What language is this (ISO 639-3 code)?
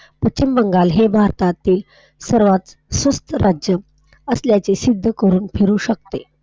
mar